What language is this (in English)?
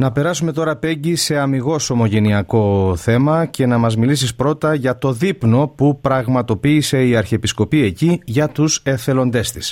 Greek